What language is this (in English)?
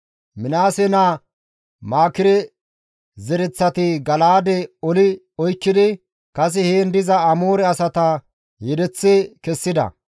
Gamo